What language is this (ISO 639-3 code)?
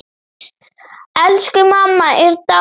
isl